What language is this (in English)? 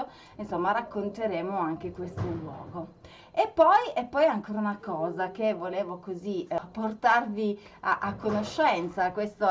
Italian